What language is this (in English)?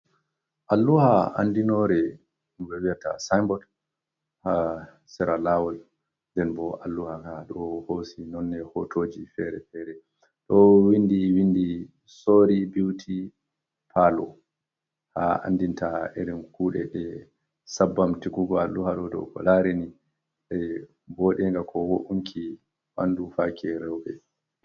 Fula